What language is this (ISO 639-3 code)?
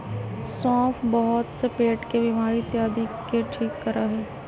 mag